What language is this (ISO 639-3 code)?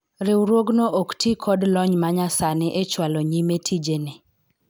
luo